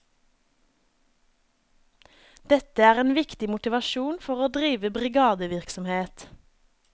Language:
Norwegian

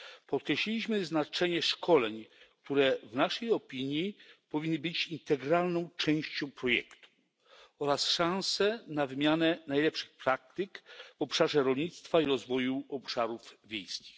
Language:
Polish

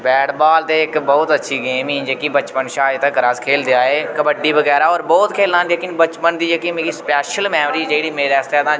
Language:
Dogri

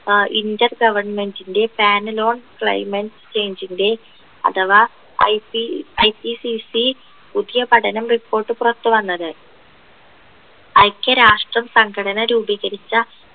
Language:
Malayalam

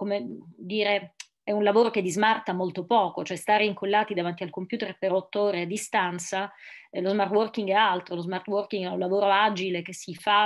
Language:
Italian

